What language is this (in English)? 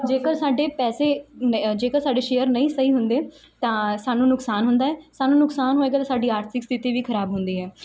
Punjabi